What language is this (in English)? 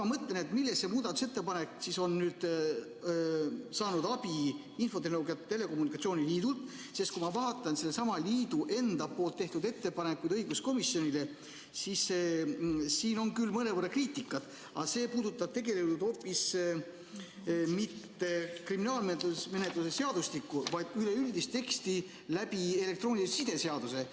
Estonian